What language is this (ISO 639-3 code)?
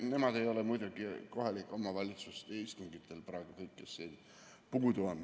est